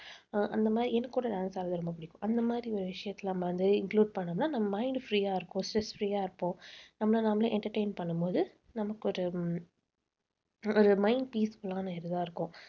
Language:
Tamil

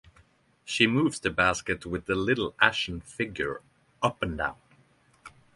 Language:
English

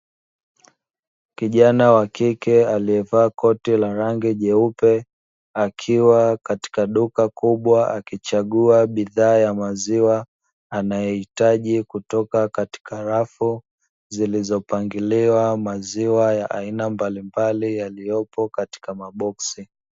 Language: Swahili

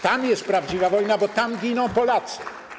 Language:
Polish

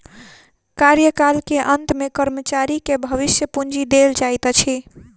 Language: Maithili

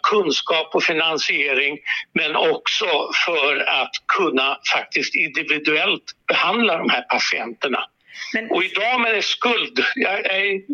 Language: Swedish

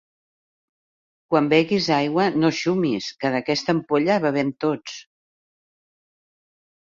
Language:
Catalan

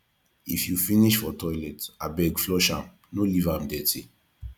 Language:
Nigerian Pidgin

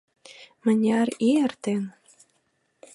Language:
Mari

